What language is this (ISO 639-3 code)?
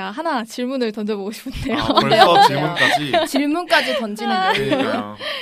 kor